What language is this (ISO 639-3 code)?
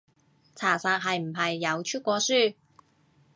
yue